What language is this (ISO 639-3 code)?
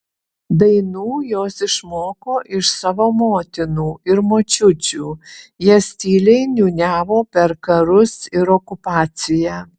lit